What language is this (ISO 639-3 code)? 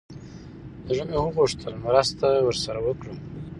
pus